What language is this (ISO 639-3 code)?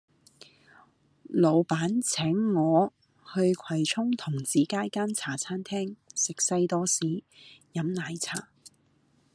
yue